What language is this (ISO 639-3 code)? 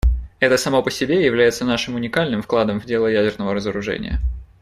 rus